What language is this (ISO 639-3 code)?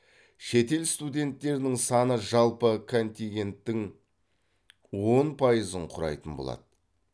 kaz